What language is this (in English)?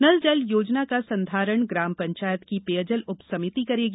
Hindi